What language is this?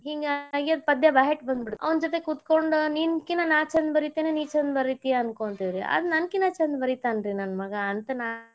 Kannada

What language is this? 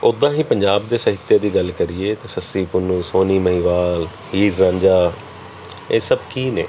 Punjabi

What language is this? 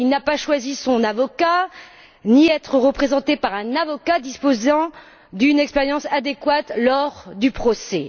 French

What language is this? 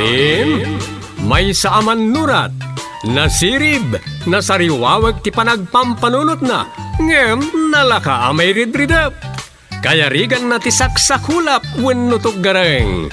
Filipino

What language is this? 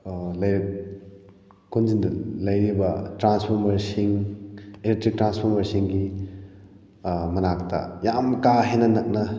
Manipuri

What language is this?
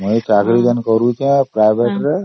Odia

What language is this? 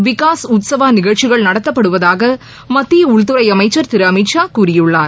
Tamil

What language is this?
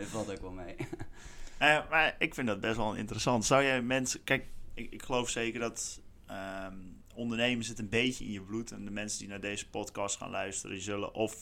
Dutch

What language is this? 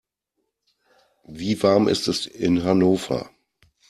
German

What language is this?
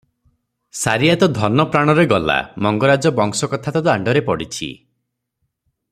Odia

